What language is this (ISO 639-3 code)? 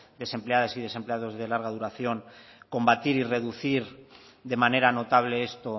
spa